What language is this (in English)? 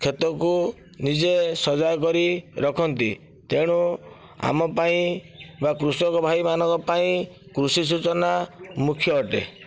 Odia